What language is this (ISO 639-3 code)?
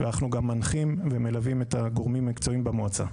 heb